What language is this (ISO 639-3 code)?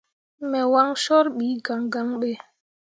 mua